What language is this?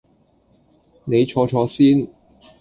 Cantonese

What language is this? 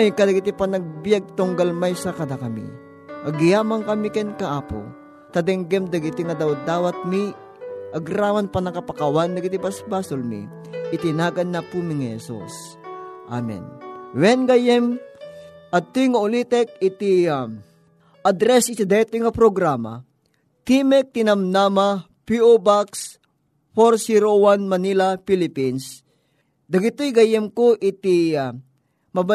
Filipino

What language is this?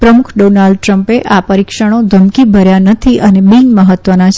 Gujarati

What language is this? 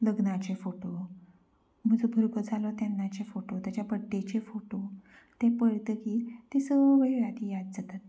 Konkani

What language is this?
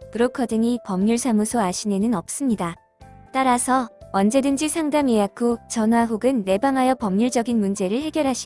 Korean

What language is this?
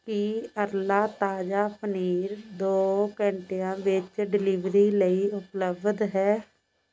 Punjabi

